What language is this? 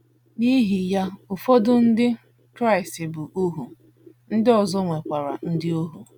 Igbo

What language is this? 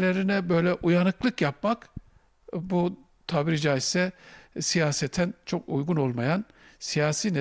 Turkish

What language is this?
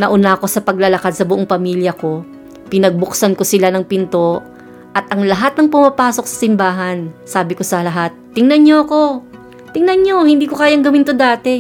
Filipino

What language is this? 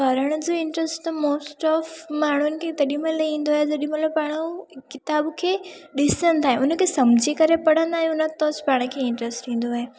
Sindhi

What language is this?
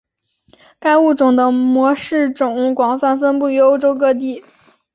Chinese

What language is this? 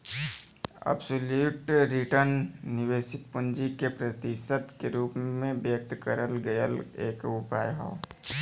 Bhojpuri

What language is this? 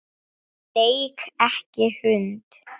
Icelandic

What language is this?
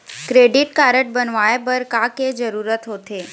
Chhattisgarhi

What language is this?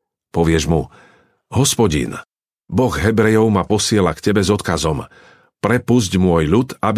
Slovak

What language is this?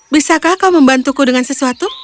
Indonesian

